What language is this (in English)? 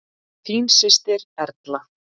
Icelandic